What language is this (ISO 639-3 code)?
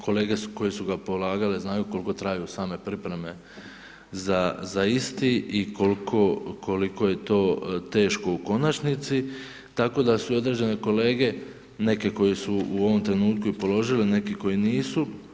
hrv